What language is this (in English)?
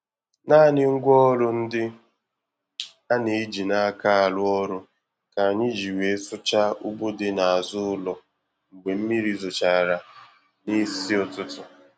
Igbo